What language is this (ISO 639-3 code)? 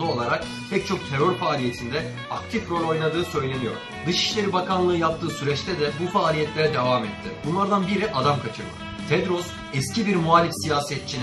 tur